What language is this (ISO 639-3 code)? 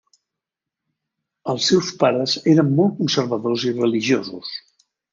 cat